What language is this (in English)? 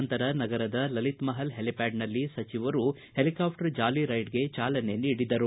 Kannada